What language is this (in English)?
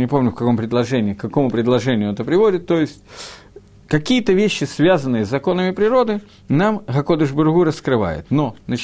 Russian